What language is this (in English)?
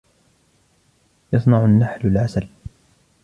Arabic